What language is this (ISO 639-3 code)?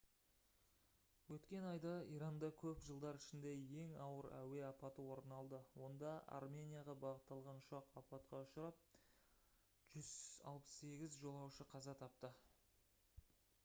kaz